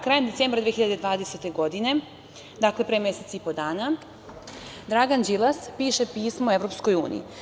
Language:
Serbian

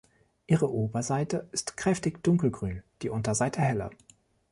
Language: German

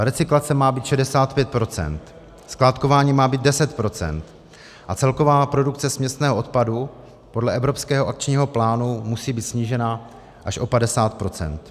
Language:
Czech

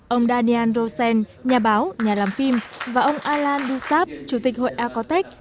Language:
Vietnamese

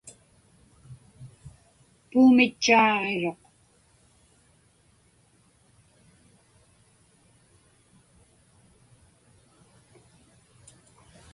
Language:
Inupiaq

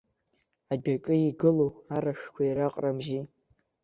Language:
Abkhazian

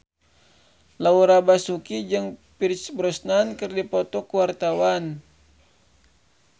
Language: Sundanese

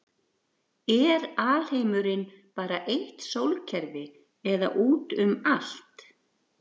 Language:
Icelandic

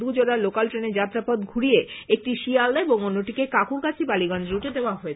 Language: Bangla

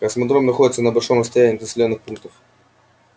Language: Russian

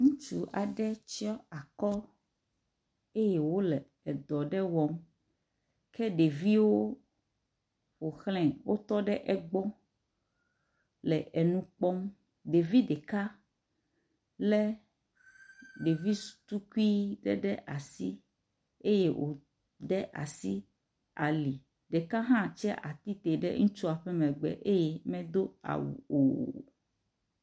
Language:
Ewe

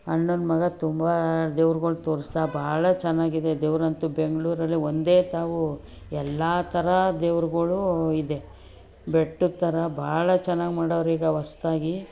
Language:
Kannada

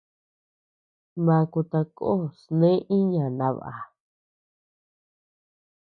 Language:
Tepeuxila Cuicatec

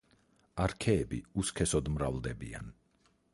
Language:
Georgian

